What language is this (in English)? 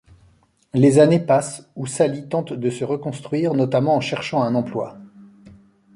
French